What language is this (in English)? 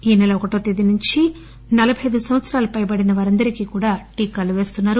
Telugu